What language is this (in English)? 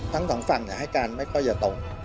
Thai